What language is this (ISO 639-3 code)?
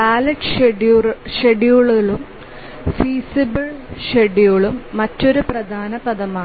mal